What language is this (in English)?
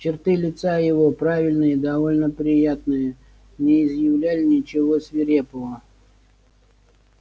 Russian